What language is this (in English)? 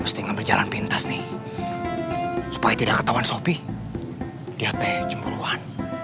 Indonesian